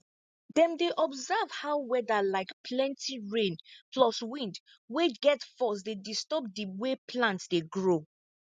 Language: Nigerian Pidgin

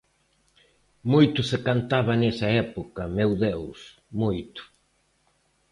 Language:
Galician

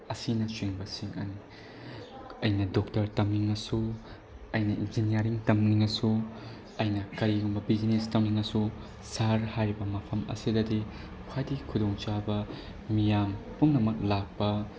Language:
Manipuri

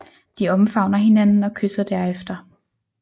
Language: Danish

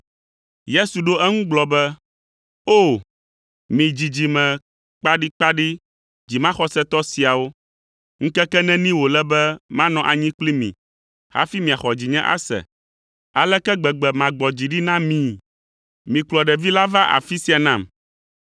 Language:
Ewe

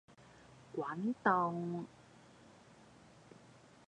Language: Cantonese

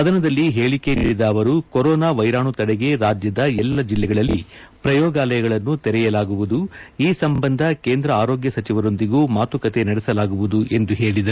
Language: Kannada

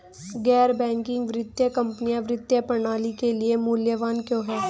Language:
Hindi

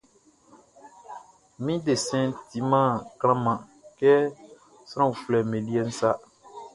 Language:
Baoulé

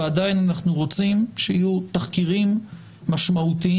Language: Hebrew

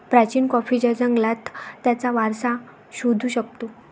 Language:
Marathi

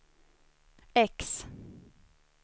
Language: Swedish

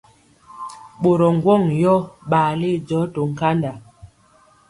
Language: Mpiemo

